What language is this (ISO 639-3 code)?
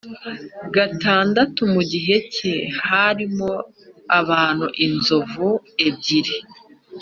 kin